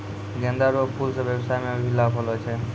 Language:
Maithili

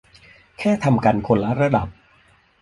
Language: Thai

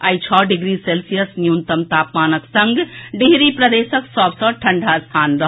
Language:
Maithili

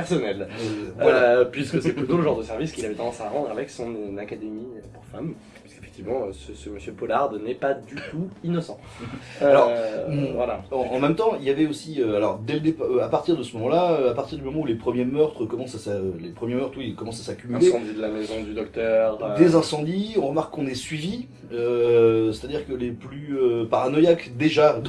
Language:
French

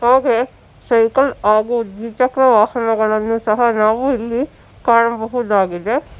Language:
Kannada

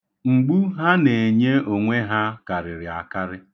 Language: Igbo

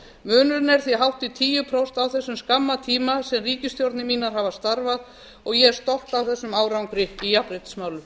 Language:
Icelandic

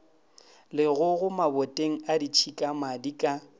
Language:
Northern Sotho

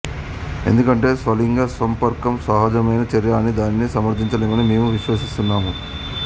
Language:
Telugu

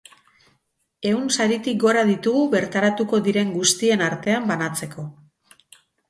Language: Basque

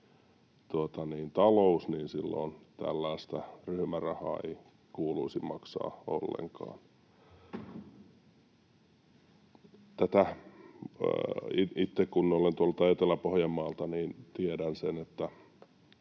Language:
Finnish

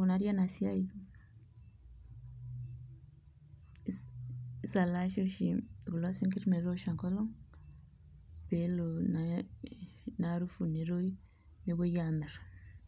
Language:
Masai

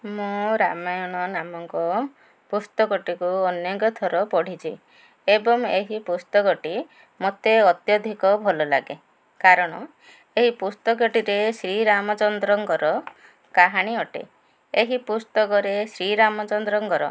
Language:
Odia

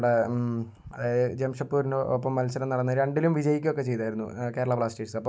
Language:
Malayalam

